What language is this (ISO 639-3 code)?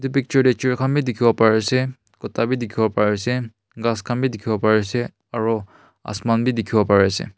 nag